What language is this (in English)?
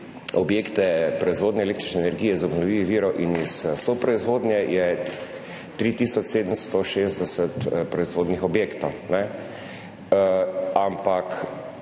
Slovenian